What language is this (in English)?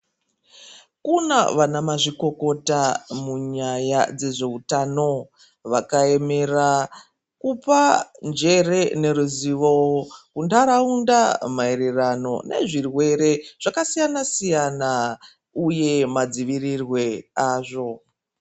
Ndau